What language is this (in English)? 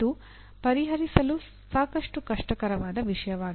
Kannada